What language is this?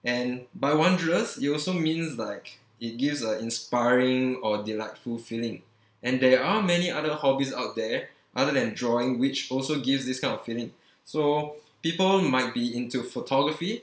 English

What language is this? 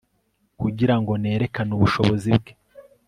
Kinyarwanda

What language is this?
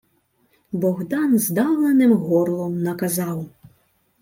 Ukrainian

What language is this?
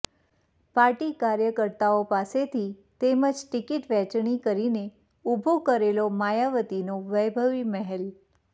Gujarati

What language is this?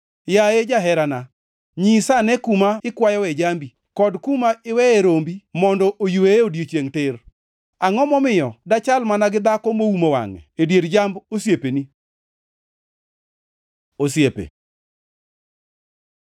Luo (Kenya and Tanzania)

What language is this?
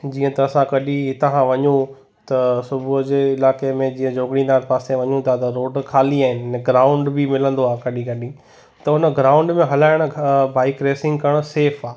Sindhi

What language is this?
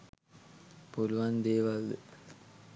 Sinhala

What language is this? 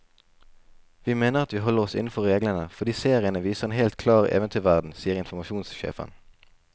Norwegian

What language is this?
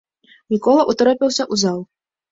Belarusian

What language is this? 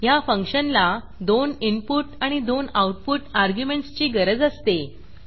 Marathi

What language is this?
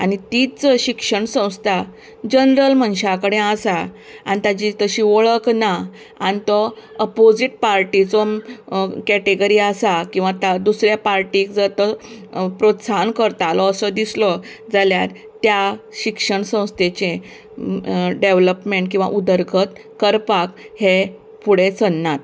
Konkani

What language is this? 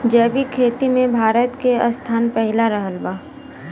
Bhojpuri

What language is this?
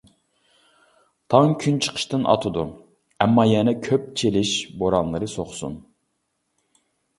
Uyghur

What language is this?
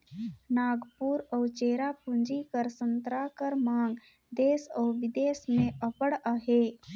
Chhattisgarhi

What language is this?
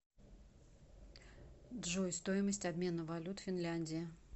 Russian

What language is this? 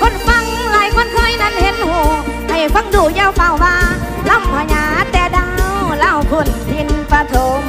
Thai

